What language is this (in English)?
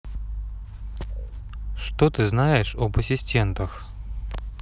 Russian